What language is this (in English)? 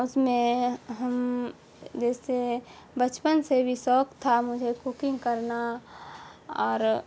Urdu